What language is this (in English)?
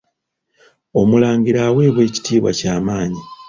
Ganda